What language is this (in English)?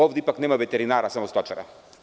Serbian